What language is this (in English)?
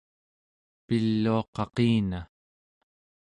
Central Yupik